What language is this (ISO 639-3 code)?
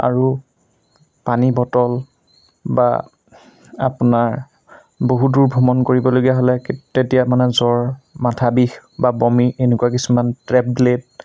asm